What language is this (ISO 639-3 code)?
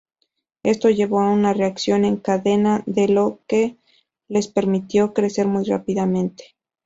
spa